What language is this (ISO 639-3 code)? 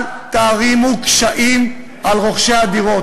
heb